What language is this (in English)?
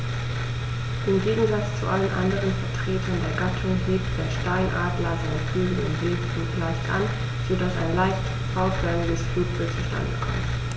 German